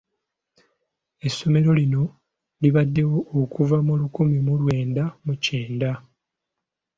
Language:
Ganda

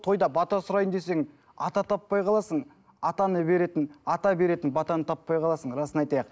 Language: Kazakh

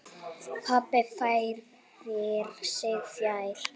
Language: Icelandic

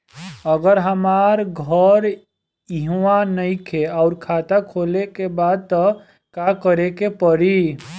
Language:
Bhojpuri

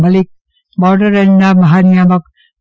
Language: Gujarati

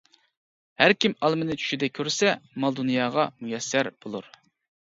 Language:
Uyghur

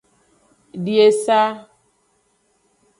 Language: Aja (Benin)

